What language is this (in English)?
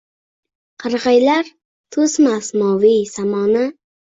Uzbek